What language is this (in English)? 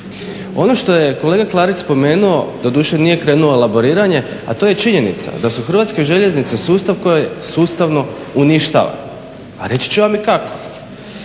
Croatian